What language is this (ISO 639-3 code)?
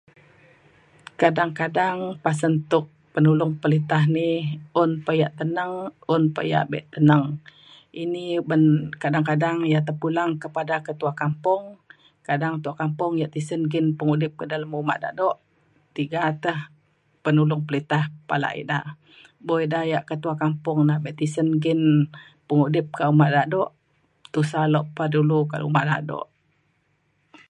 xkl